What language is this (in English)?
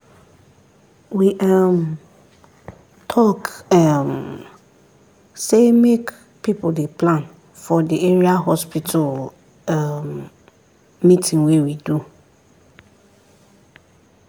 Nigerian Pidgin